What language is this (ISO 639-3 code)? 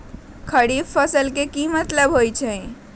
mag